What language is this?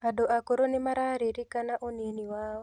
Kikuyu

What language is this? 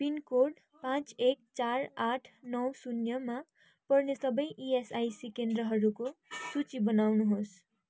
Nepali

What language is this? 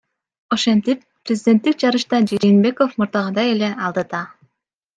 Kyrgyz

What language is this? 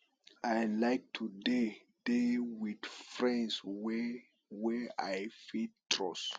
Nigerian Pidgin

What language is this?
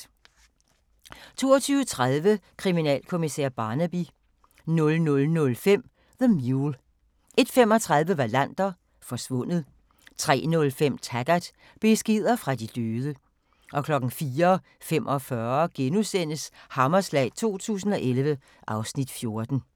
Danish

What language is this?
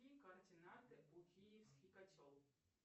Russian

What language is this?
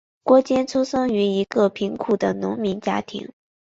Chinese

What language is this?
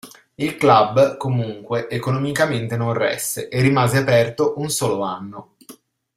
Italian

